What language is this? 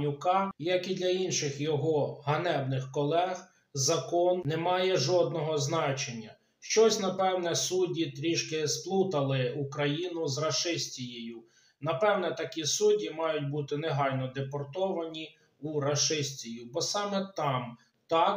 Ukrainian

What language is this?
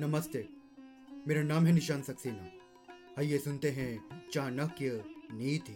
Hindi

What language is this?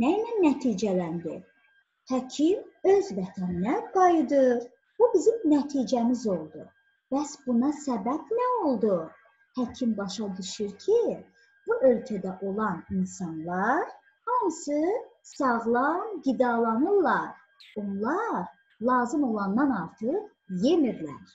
Turkish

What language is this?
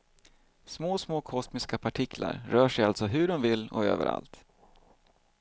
Swedish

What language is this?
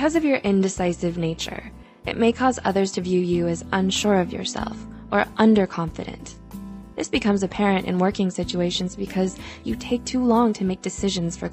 English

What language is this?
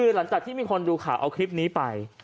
Thai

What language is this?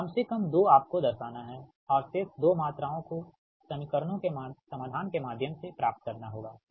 Hindi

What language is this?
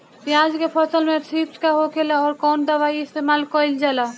Bhojpuri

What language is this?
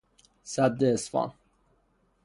Persian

